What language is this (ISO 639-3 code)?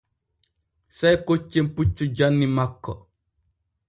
fue